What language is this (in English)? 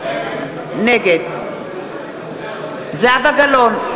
Hebrew